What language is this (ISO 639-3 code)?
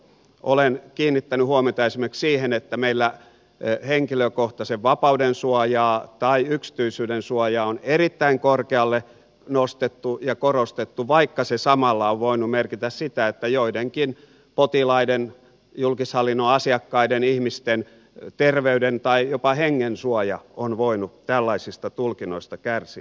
fin